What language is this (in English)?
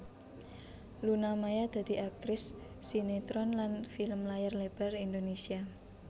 Javanese